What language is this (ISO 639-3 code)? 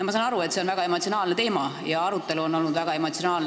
est